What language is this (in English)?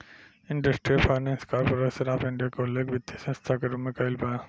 Bhojpuri